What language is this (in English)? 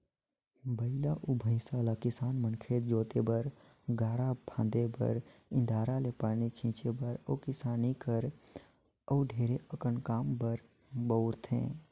Chhattisgarhi